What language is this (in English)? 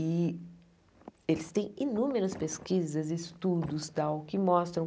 Portuguese